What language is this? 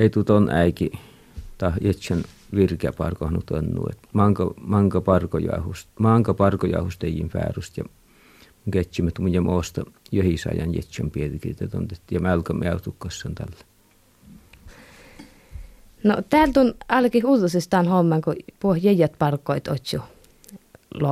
Finnish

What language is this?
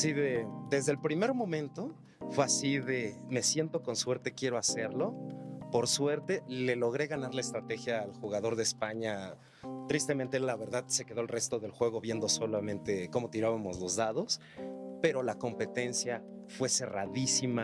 Spanish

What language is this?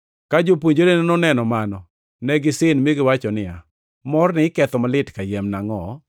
Luo (Kenya and Tanzania)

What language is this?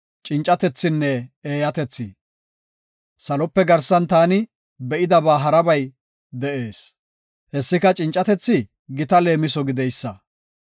Gofa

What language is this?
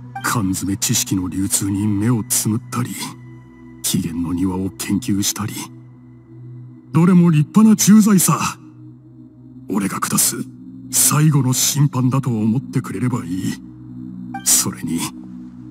Japanese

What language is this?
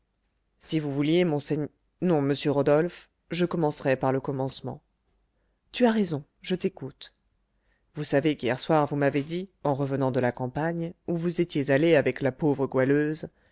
French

